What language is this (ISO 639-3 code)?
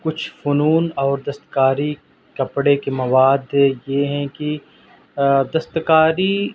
urd